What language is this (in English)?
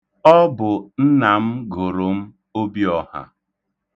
Igbo